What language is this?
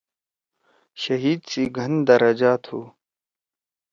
Torwali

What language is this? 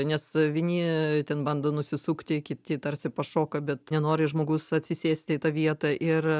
Lithuanian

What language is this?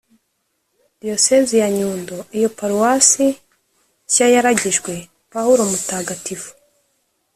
Kinyarwanda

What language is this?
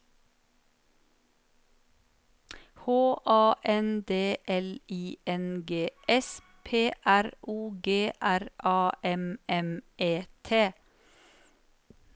Norwegian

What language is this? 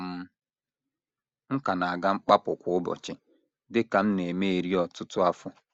Igbo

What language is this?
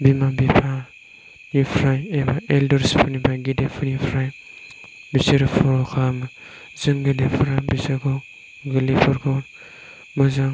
Bodo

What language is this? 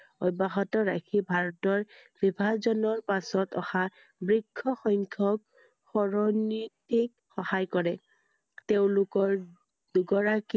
Assamese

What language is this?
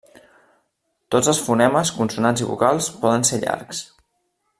Catalan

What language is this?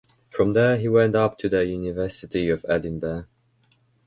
English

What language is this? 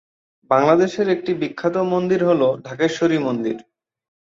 Bangla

